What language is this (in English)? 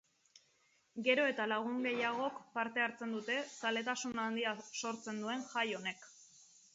Basque